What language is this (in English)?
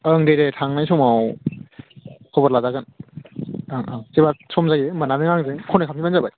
Bodo